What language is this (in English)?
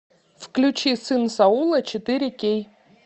Russian